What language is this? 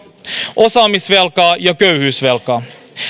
Finnish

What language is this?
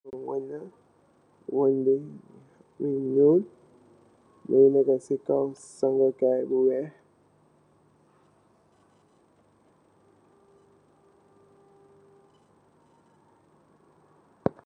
Wolof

